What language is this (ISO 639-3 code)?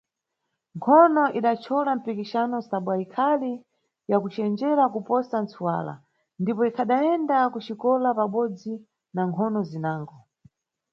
nyu